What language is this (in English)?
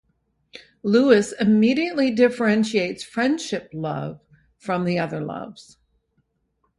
English